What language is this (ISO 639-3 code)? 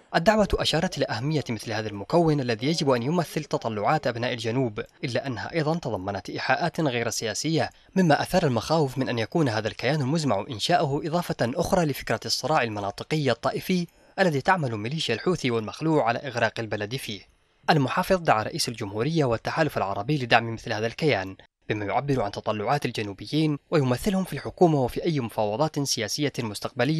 ara